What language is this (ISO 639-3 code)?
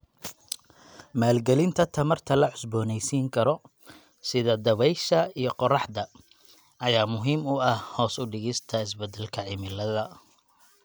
som